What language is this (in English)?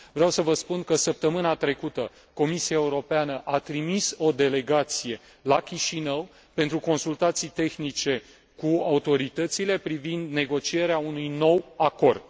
Romanian